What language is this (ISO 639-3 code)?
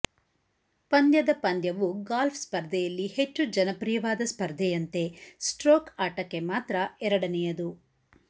kan